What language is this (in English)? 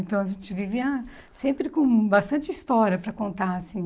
Portuguese